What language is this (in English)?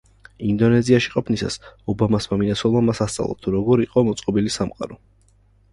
Georgian